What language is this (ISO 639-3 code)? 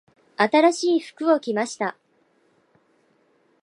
jpn